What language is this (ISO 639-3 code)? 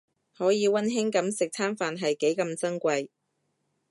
yue